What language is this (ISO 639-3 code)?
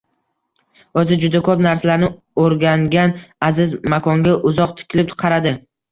uzb